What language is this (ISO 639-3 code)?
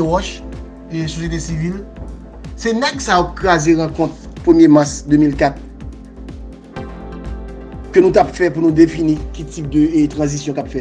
fra